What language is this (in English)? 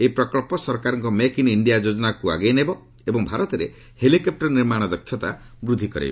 Odia